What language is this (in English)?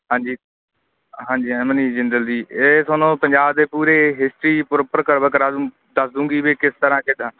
Punjabi